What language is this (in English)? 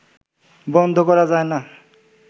Bangla